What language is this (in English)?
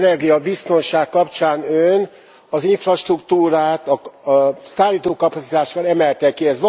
Hungarian